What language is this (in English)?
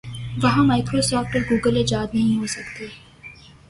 Urdu